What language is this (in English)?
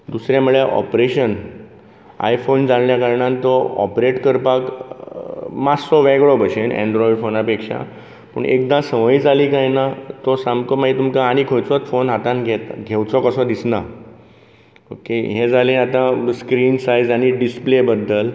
Konkani